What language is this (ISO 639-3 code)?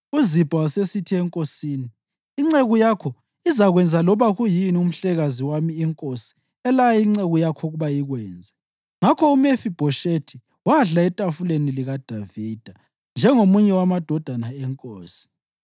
nde